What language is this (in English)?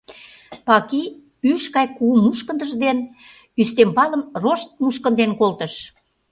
Mari